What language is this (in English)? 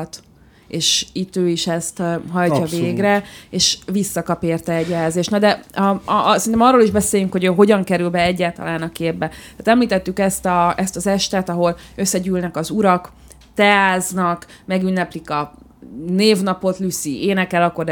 Hungarian